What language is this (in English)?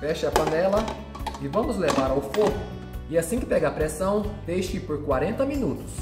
Portuguese